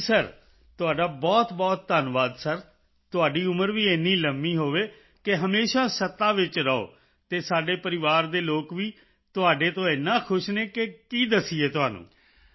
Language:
Punjabi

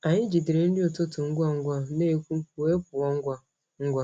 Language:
Igbo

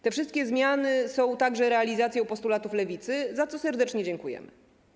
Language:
Polish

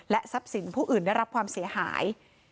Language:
Thai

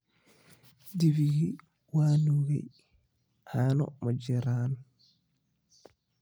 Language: Somali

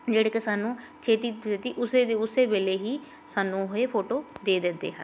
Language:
Punjabi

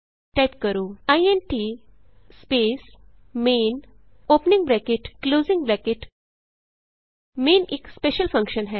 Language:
Punjabi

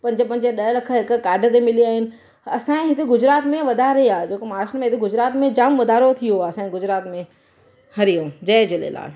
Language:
Sindhi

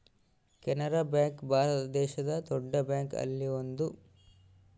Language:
Kannada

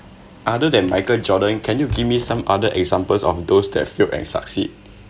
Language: English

